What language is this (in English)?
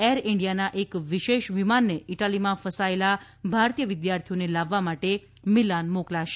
Gujarati